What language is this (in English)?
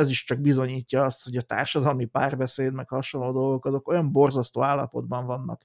Hungarian